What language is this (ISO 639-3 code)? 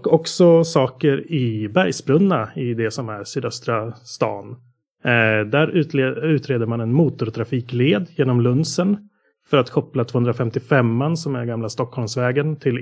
swe